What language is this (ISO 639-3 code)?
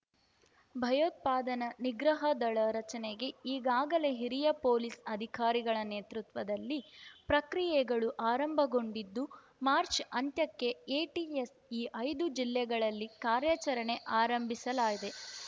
kan